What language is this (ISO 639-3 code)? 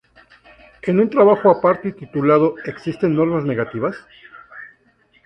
spa